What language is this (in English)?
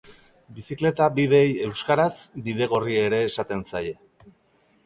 Basque